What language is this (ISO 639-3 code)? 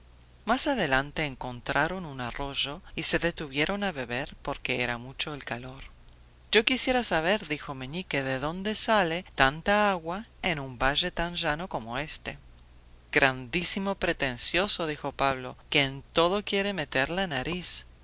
spa